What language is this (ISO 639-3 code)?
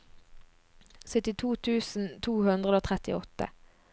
nor